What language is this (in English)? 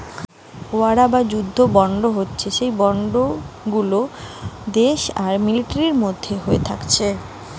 Bangla